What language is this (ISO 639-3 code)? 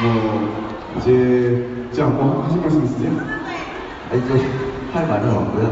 kor